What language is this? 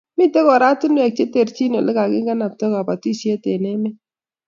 Kalenjin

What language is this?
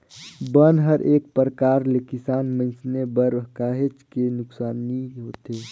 Chhattisgarhi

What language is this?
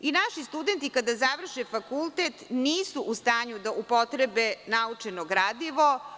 Serbian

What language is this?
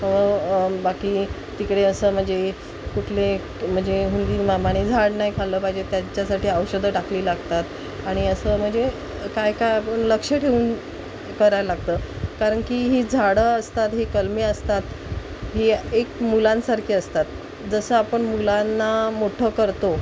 Marathi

